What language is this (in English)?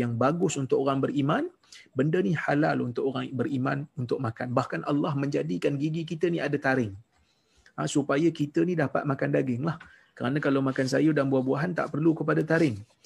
Malay